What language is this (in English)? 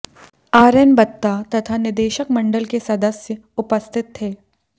Hindi